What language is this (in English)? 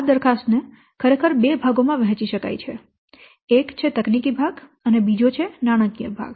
Gujarati